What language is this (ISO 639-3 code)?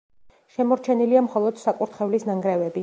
kat